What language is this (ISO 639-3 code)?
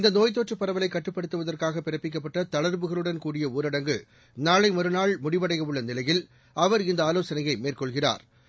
tam